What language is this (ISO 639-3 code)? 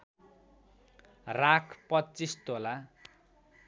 nep